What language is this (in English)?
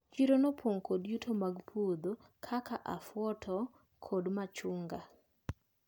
Luo (Kenya and Tanzania)